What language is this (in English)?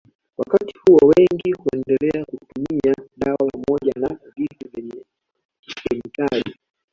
Swahili